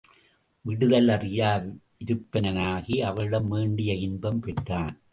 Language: Tamil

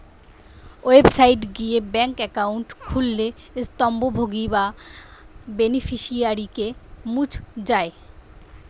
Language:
Bangla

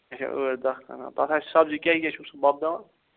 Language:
Kashmiri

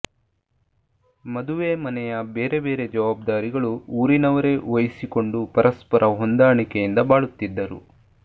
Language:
Kannada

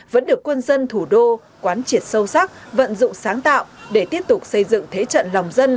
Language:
Vietnamese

